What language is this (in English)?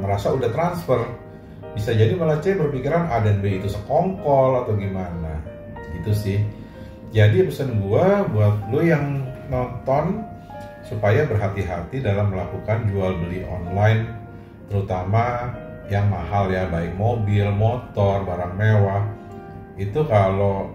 Indonesian